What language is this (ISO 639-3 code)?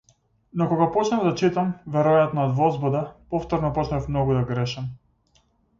mkd